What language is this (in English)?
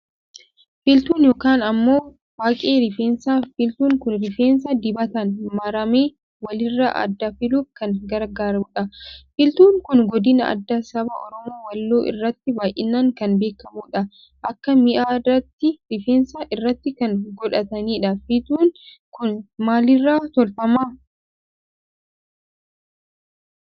Oromo